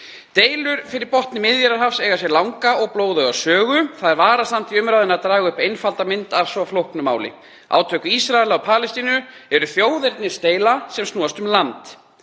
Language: Icelandic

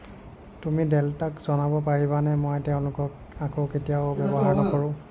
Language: Assamese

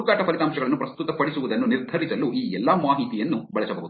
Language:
Kannada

